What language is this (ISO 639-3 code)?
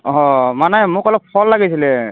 asm